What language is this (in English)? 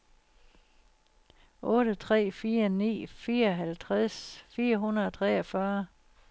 Danish